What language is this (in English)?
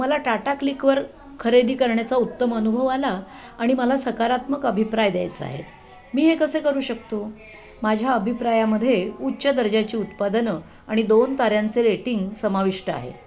Marathi